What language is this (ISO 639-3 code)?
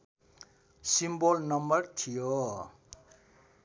nep